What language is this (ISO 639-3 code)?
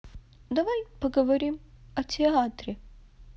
rus